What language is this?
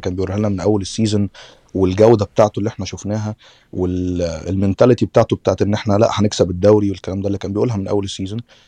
Arabic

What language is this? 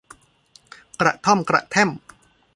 Thai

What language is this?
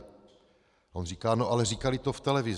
Czech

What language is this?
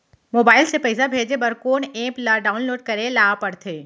Chhattisgarhi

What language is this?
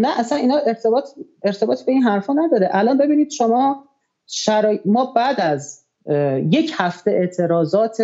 Persian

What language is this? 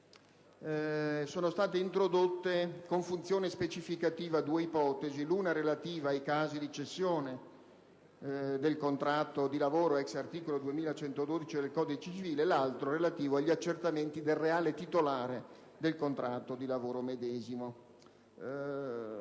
Italian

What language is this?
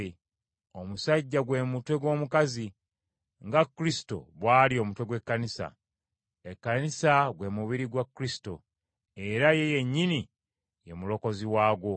Ganda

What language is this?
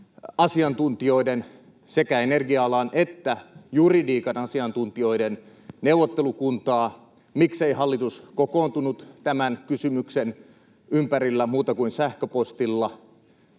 Finnish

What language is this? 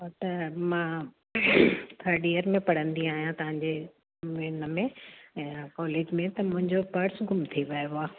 Sindhi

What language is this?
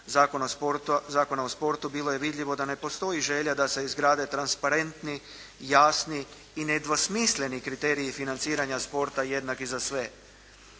Croatian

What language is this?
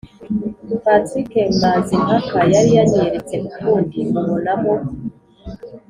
Kinyarwanda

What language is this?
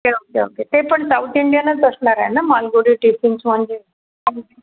Marathi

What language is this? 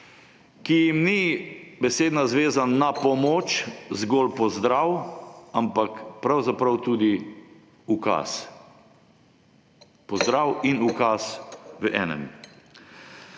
Slovenian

